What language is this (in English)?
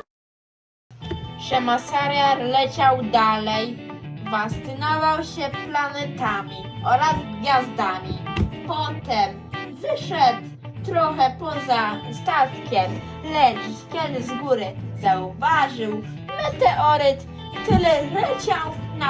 Polish